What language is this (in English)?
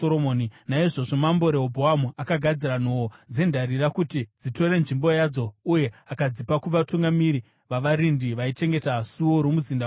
Shona